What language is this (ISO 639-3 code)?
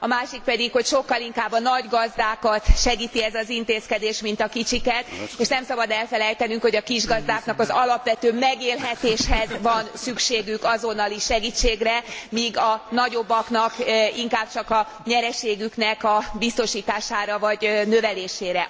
hun